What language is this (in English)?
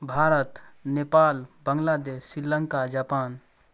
Maithili